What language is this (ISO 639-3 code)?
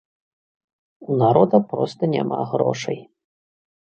bel